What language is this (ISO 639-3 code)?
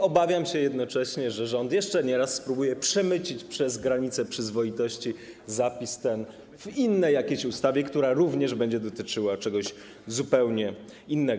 pol